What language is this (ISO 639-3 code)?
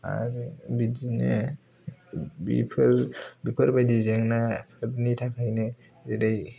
brx